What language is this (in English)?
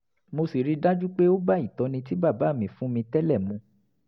Yoruba